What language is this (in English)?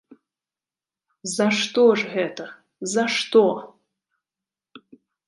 Belarusian